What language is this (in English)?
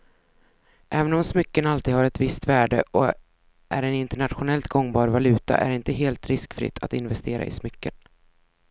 Swedish